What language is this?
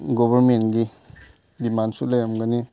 Manipuri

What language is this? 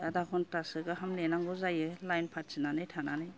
Bodo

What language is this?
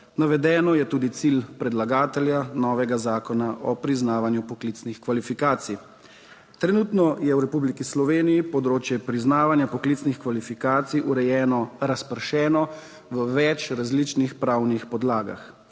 Slovenian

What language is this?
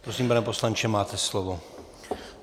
Czech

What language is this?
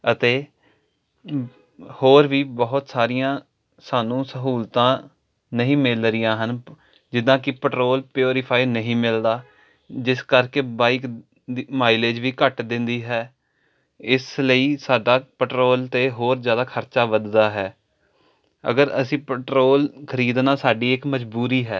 Punjabi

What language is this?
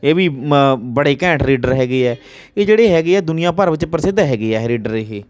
Punjabi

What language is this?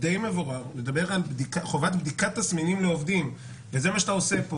Hebrew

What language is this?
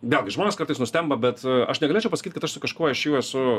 Lithuanian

